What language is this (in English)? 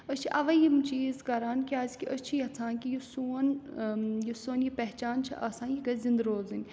Kashmiri